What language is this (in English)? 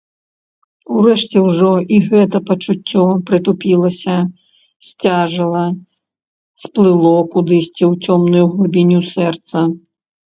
Belarusian